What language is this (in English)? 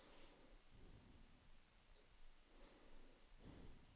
Danish